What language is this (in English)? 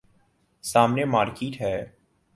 Urdu